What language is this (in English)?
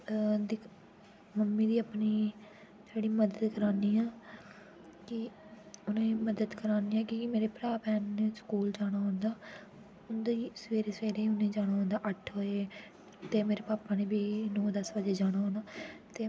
Dogri